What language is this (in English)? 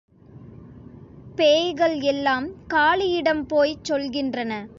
Tamil